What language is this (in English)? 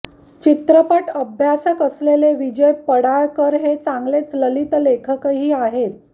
Marathi